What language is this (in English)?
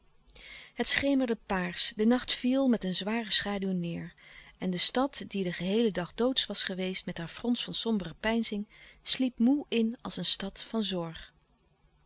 Dutch